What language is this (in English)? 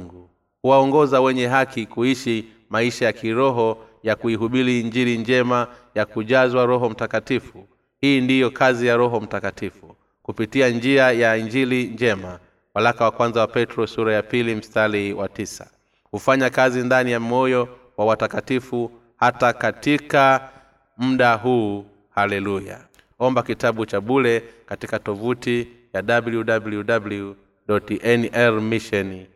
Swahili